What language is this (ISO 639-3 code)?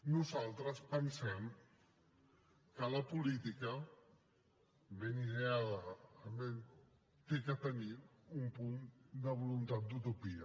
cat